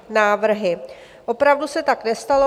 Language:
Czech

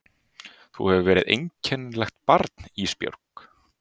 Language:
Icelandic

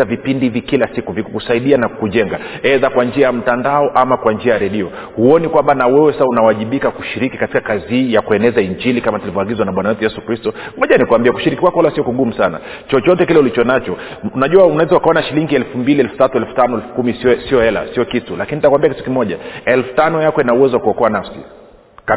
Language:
Swahili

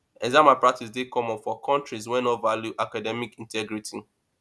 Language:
Nigerian Pidgin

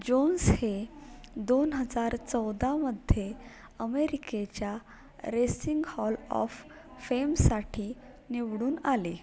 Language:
Marathi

